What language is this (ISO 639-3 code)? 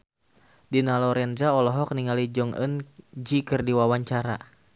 sun